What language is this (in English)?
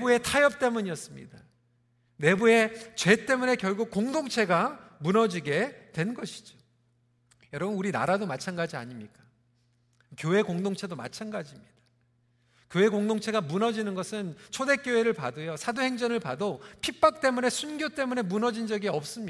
Korean